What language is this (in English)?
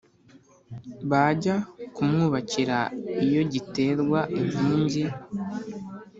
Kinyarwanda